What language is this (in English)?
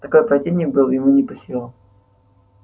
Russian